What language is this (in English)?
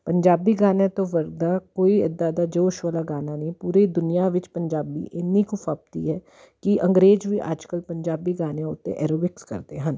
Punjabi